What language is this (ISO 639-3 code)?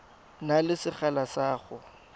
tsn